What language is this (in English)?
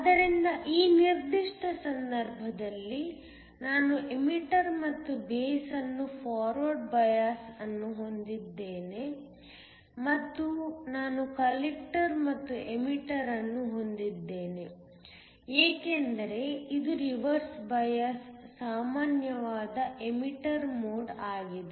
Kannada